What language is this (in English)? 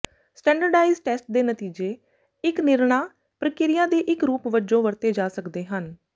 Punjabi